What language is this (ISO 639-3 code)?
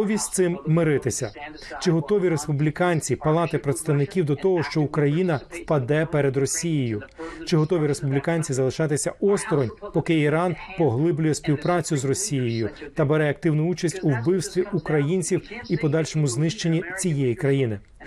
ukr